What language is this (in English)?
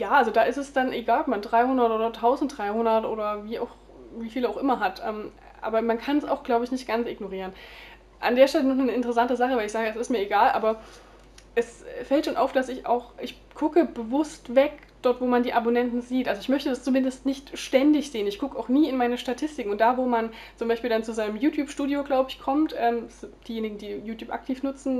German